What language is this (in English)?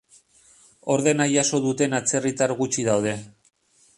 Basque